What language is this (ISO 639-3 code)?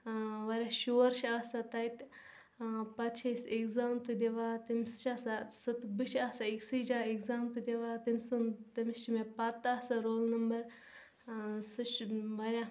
kas